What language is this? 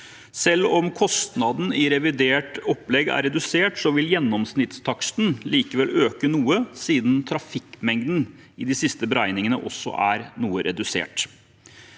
Norwegian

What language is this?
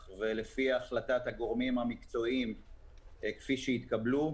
Hebrew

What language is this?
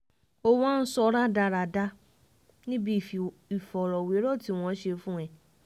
Yoruba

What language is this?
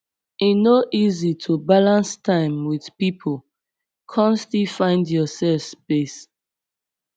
Nigerian Pidgin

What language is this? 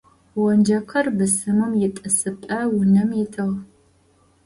Adyghe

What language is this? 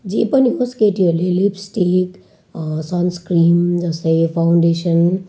Nepali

